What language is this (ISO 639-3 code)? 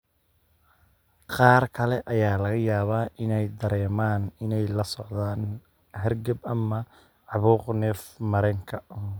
som